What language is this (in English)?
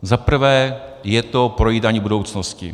Czech